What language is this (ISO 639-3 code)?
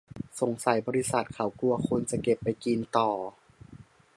tha